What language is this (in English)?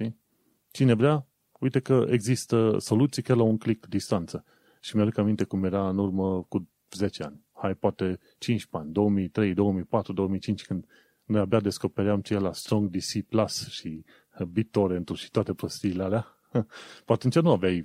Romanian